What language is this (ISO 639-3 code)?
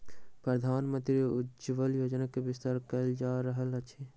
mai